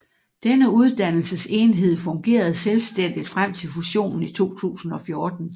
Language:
Danish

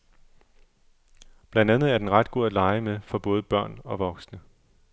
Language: Danish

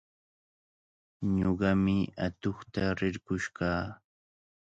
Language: Cajatambo North Lima Quechua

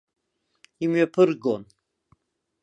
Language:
Abkhazian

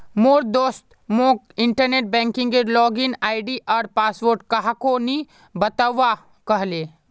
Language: Magahi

